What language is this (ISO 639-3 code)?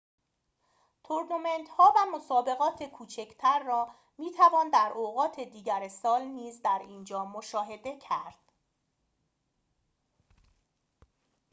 fas